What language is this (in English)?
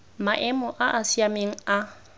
Tswana